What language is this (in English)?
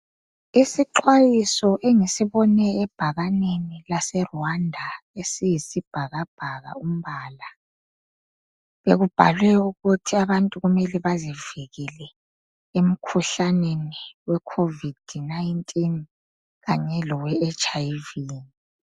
North Ndebele